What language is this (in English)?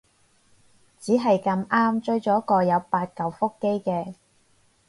Cantonese